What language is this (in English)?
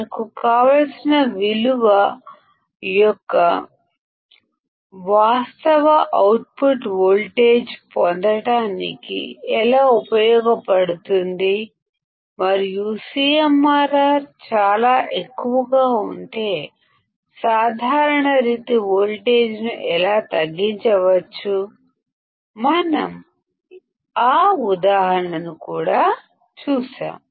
Telugu